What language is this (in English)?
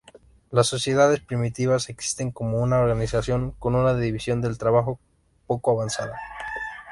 Spanish